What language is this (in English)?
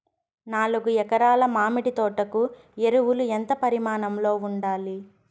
Telugu